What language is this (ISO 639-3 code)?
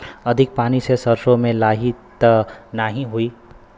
bho